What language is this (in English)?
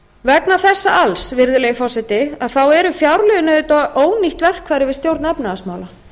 Icelandic